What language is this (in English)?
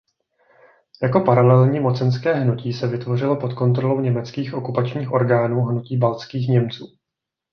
Czech